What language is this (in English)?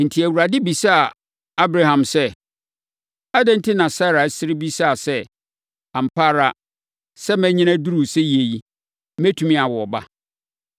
Akan